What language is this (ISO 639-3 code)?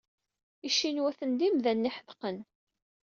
kab